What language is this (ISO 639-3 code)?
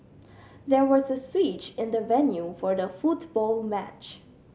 eng